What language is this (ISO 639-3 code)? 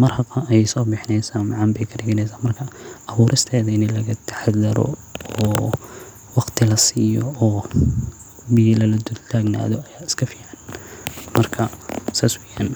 som